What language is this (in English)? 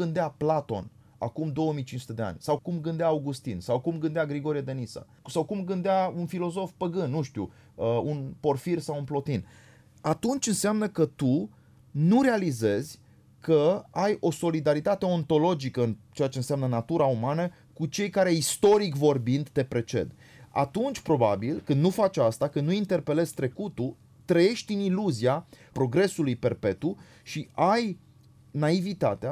Romanian